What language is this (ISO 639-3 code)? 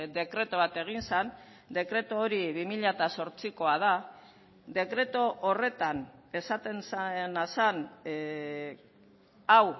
eus